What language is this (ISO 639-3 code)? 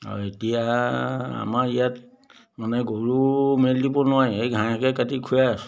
asm